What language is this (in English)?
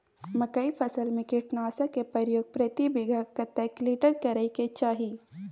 Maithili